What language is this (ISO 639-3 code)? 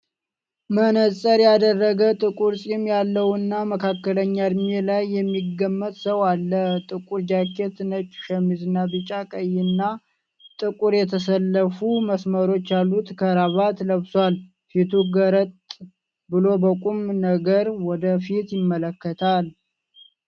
amh